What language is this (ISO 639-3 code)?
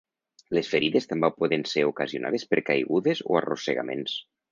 cat